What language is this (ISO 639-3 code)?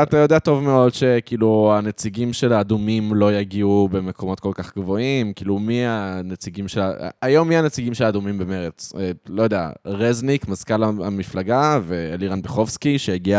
heb